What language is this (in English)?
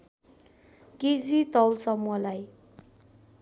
Nepali